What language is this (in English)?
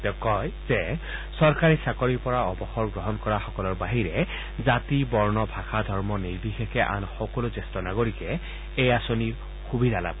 Assamese